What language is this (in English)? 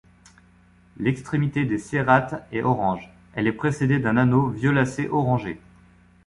French